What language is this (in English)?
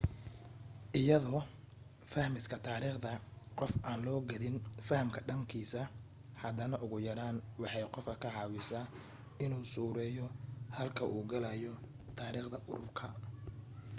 Somali